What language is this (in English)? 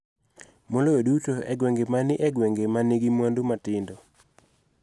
Luo (Kenya and Tanzania)